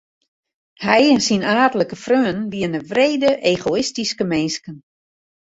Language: Western Frisian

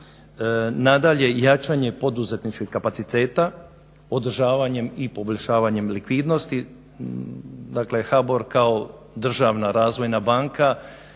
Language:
Croatian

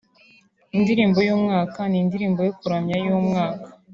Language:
Kinyarwanda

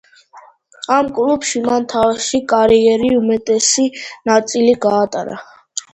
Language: Georgian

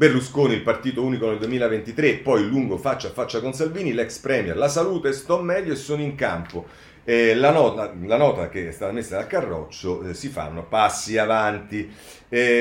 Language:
Italian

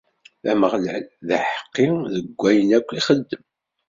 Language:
Kabyle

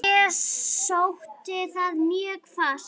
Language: Icelandic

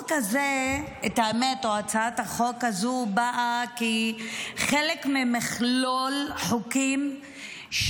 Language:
Hebrew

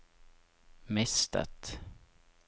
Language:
Norwegian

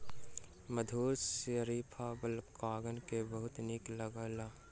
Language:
Maithili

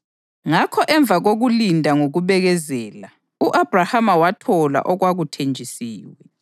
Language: North Ndebele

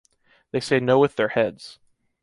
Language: English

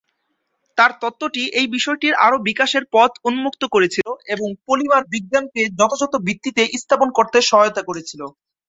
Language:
Bangla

